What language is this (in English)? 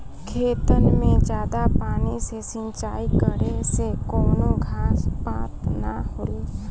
Bhojpuri